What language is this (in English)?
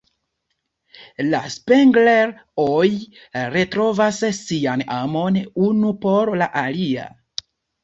Esperanto